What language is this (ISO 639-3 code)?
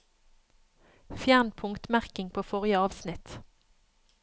nor